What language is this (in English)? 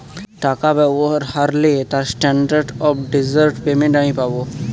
Bangla